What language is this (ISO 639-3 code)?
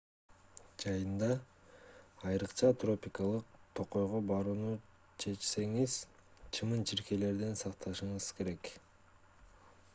kir